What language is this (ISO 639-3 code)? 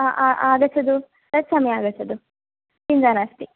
san